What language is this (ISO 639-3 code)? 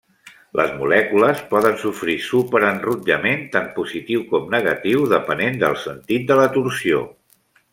cat